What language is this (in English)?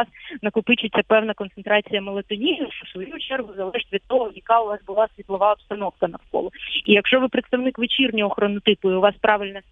Ukrainian